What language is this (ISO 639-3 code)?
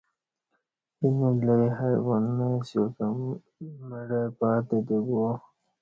bsh